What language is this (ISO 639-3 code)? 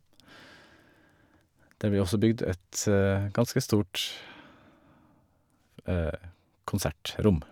nor